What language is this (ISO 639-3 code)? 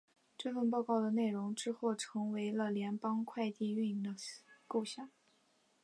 zho